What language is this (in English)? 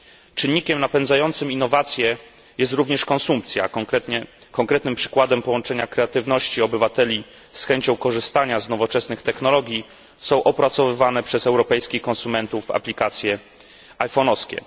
Polish